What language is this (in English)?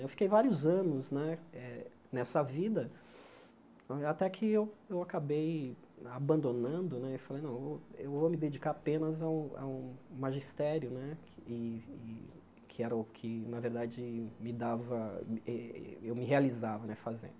Portuguese